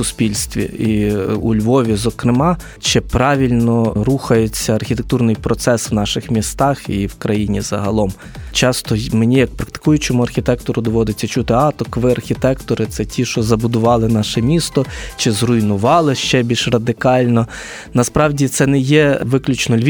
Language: Ukrainian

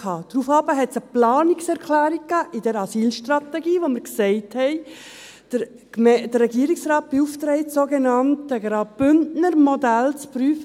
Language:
Swiss German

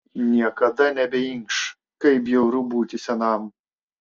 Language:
Lithuanian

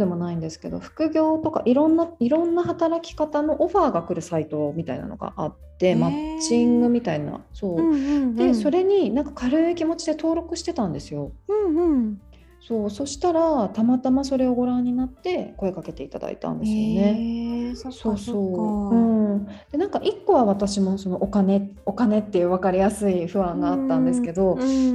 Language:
Japanese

